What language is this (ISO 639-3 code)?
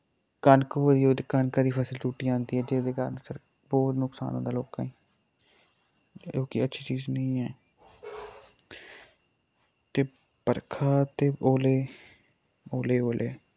doi